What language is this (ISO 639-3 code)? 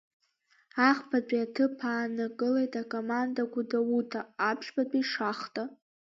abk